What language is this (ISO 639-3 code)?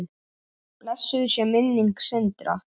isl